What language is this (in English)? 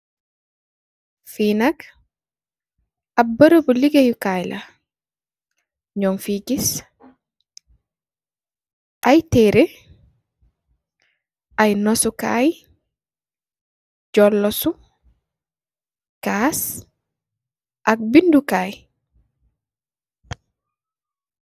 Wolof